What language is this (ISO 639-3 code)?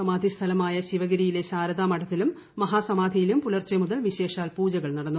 mal